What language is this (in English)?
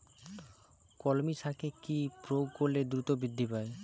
Bangla